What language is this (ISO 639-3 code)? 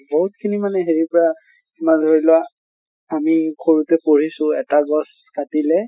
asm